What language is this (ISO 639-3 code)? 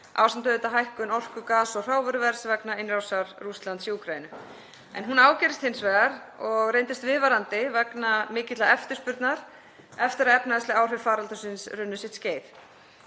isl